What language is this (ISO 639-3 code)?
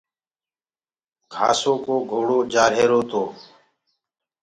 ggg